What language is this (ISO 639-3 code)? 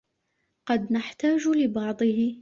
ara